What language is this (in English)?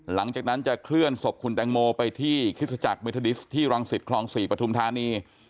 Thai